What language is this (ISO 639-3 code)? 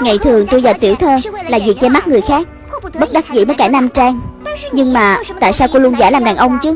vie